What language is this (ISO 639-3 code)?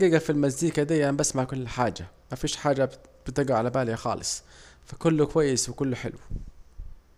aec